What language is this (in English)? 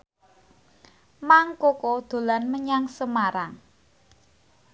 Javanese